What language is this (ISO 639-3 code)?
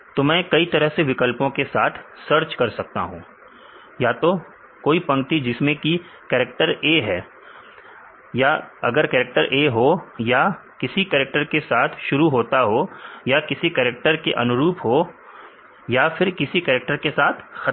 hin